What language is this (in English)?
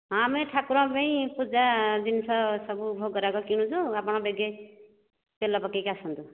Odia